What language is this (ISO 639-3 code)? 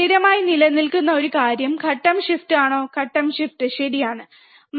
mal